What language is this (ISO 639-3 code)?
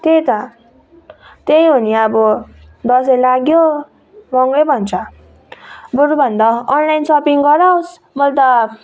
nep